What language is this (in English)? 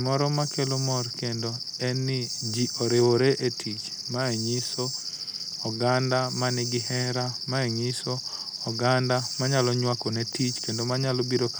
Luo (Kenya and Tanzania)